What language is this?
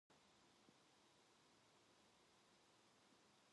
Korean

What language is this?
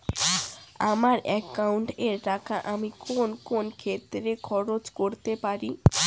Bangla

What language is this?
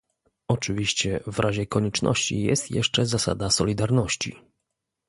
Polish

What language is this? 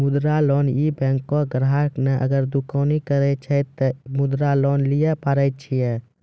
Maithili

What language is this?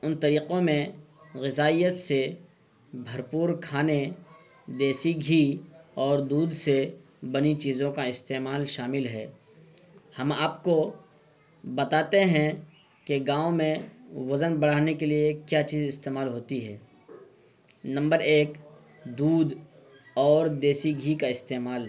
Urdu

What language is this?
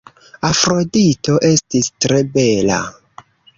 Esperanto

